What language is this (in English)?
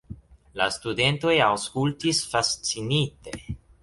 Esperanto